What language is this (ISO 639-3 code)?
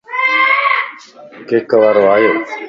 lss